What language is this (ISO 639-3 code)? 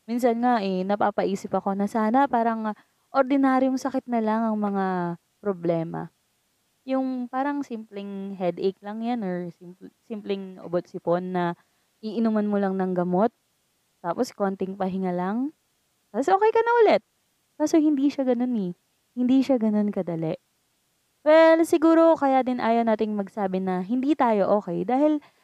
fil